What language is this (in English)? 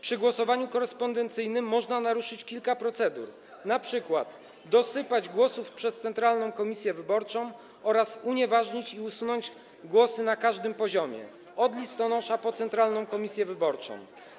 Polish